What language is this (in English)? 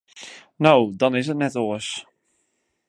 Western Frisian